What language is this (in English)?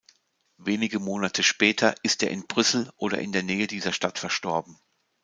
German